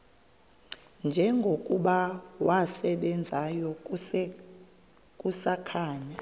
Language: Xhosa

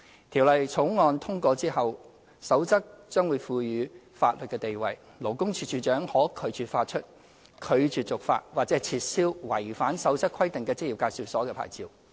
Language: Cantonese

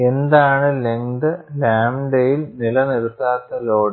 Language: Malayalam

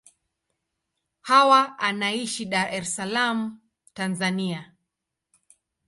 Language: Swahili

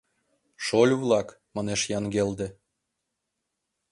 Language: Mari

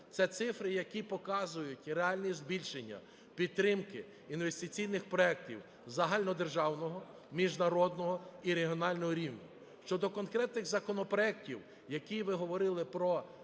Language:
Ukrainian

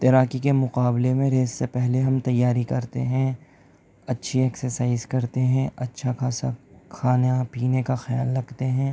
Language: Urdu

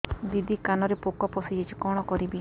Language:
Odia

